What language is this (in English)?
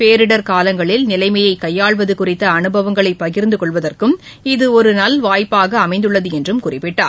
Tamil